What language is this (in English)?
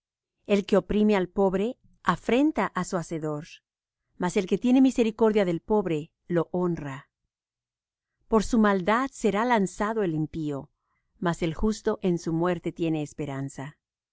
Spanish